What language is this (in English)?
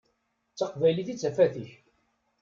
Kabyle